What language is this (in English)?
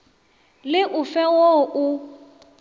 Northern Sotho